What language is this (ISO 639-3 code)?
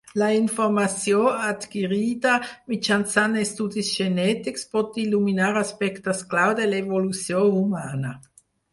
cat